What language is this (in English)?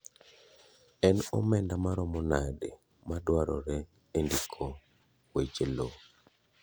Luo (Kenya and Tanzania)